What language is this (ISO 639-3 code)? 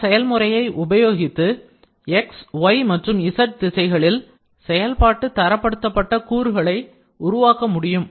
tam